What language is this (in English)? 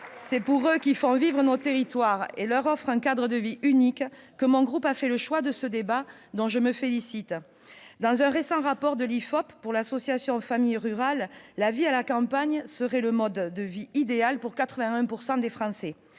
French